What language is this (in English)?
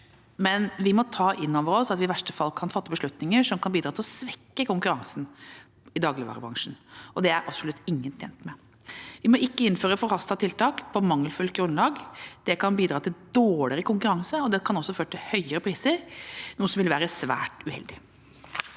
Norwegian